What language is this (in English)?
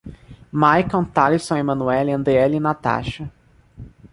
Portuguese